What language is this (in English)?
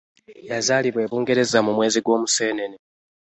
Ganda